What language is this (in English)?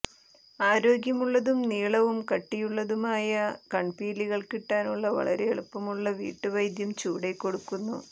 Malayalam